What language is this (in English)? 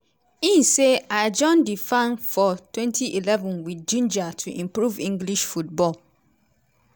Nigerian Pidgin